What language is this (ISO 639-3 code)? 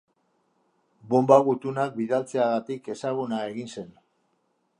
eus